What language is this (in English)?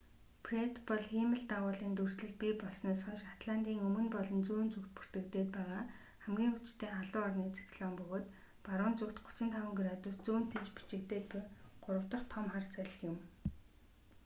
Mongolian